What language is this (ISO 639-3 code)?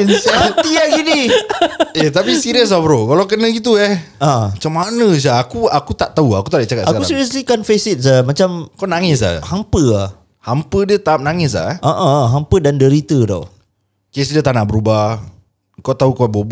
msa